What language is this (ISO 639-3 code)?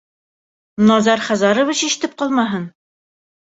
bak